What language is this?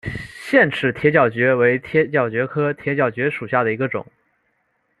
Chinese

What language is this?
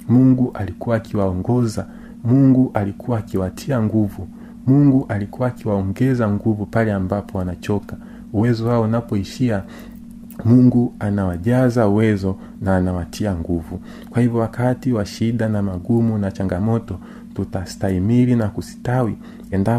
Swahili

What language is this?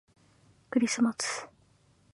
Japanese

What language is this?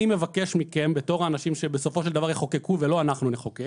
Hebrew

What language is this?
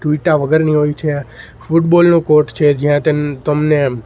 Gujarati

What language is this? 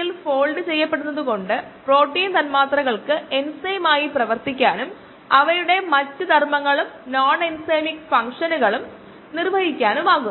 Malayalam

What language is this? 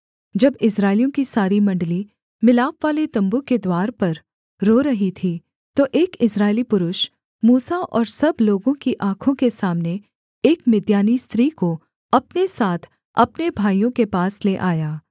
Hindi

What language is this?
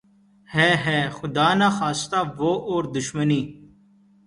Urdu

